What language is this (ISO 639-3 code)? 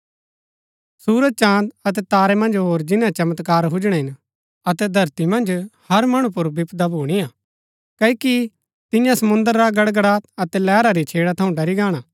gbk